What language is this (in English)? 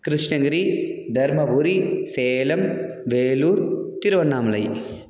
Tamil